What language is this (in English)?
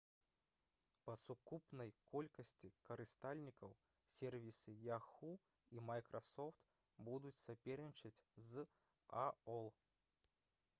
Belarusian